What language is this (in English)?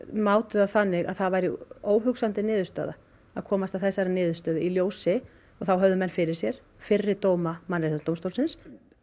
Icelandic